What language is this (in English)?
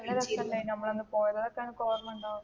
Malayalam